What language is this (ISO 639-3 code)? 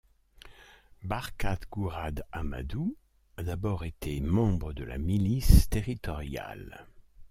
fra